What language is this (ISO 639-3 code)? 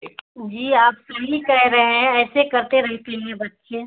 urd